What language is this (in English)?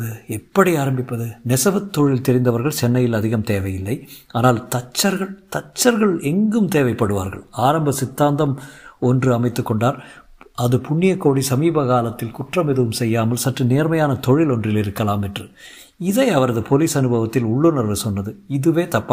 Tamil